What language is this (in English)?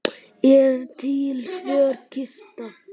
Icelandic